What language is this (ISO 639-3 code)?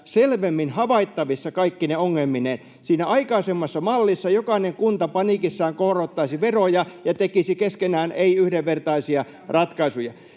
fin